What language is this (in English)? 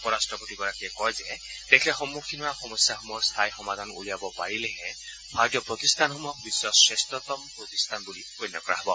Assamese